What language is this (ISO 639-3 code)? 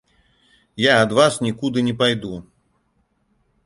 bel